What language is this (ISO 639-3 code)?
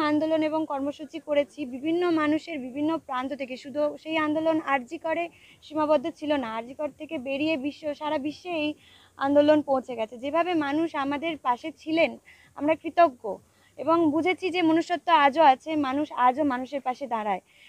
ben